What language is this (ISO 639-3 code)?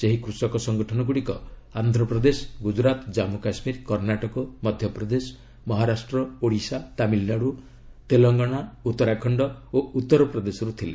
ori